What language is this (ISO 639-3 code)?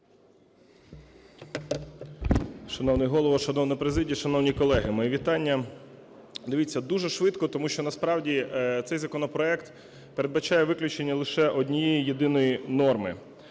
ukr